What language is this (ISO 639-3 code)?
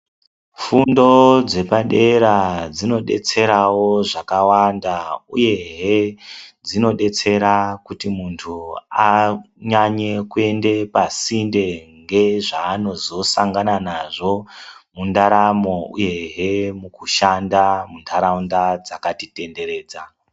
ndc